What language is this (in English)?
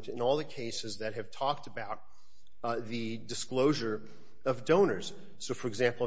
English